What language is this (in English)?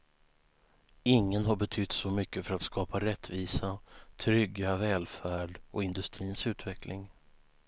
Swedish